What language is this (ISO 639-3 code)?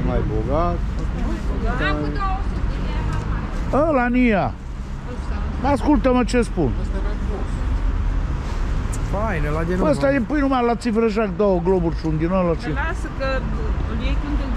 ron